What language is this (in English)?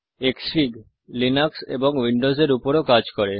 Bangla